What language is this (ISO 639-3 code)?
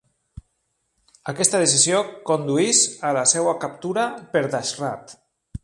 cat